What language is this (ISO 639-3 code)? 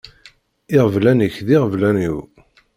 kab